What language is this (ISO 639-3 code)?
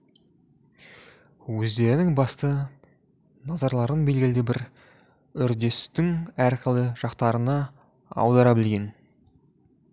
kaz